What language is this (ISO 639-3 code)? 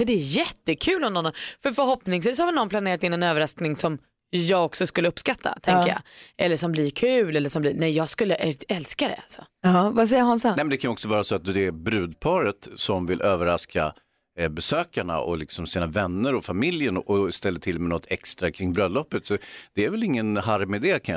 swe